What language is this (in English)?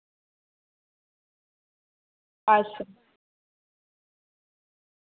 Dogri